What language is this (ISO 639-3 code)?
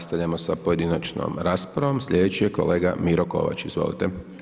hrv